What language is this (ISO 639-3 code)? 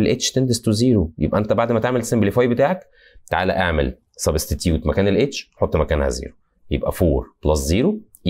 ara